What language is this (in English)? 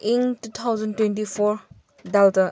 Manipuri